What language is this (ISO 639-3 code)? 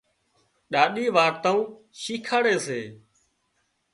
kxp